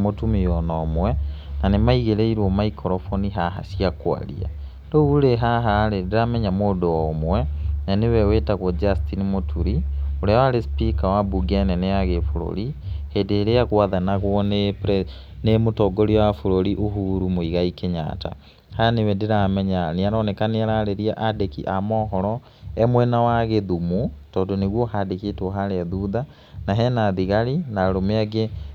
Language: Kikuyu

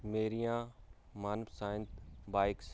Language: Punjabi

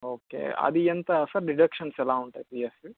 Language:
Telugu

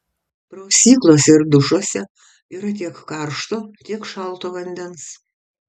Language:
Lithuanian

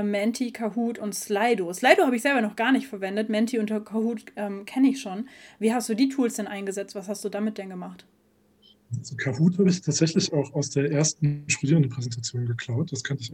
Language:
German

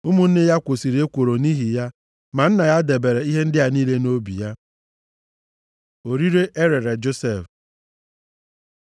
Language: Igbo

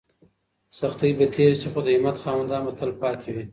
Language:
Pashto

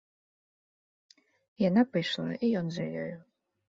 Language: Belarusian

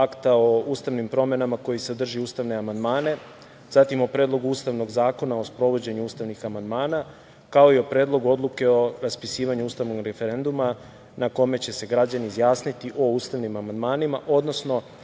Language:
Serbian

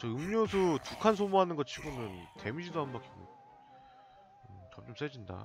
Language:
Korean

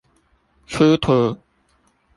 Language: Chinese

